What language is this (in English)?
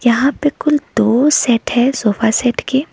Hindi